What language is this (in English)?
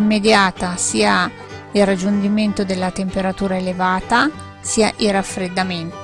Italian